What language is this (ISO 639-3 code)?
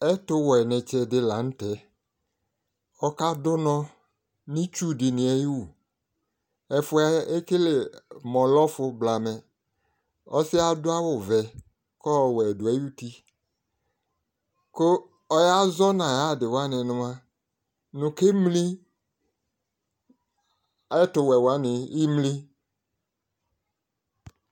kpo